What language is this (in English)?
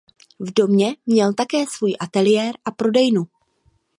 Czech